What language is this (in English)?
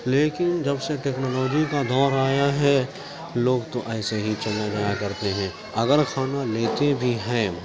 Urdu